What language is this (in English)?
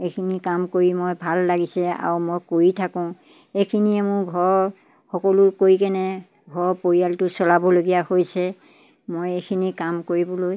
Assamese